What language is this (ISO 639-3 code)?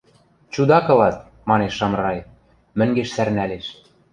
mrj